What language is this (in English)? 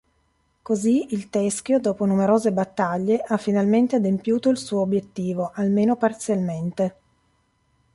Italian